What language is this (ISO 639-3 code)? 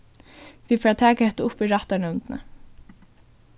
fao